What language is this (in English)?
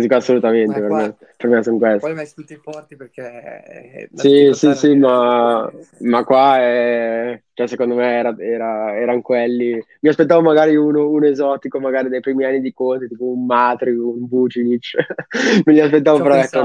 Italian